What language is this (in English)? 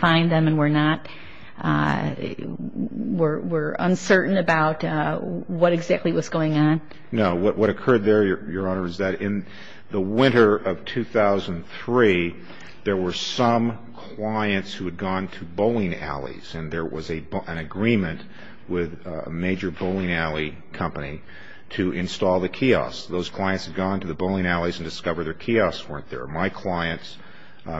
English